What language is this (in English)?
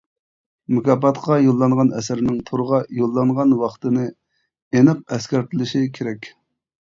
Uyghur